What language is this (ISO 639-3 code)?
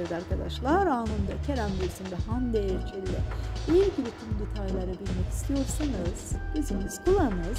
tur